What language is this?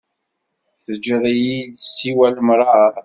Kabyle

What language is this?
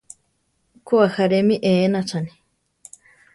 Central Tarahumara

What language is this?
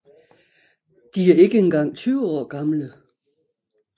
Danish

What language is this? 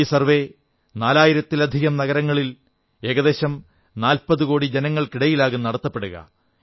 Malayalam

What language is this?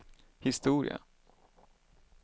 Swedish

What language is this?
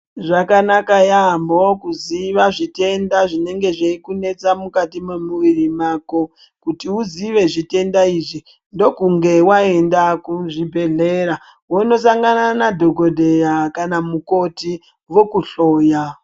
Ndau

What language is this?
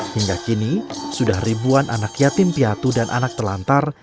Indonesian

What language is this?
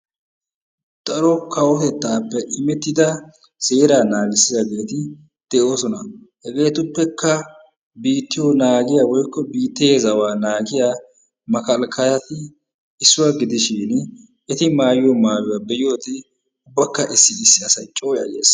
Wolaytta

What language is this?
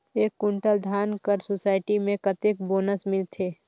Chhattisgarhi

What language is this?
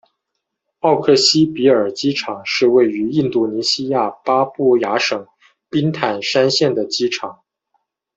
Chinese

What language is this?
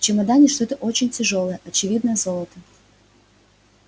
Russian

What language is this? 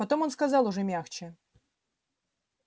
Russian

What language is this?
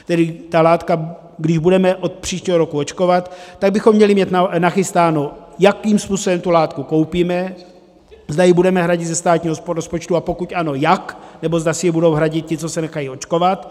Czech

